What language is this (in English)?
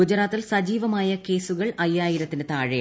Malayalam